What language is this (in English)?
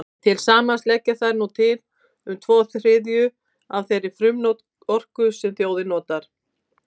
Icelandic